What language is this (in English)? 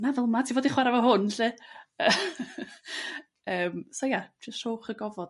Welsh